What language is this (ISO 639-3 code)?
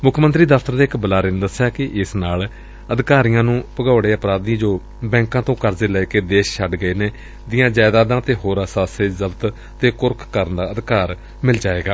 pan